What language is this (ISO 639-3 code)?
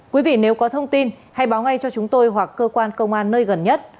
vie